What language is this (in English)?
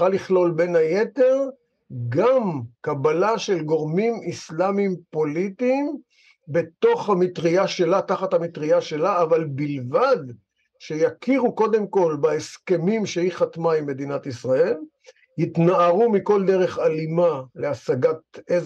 Hebrew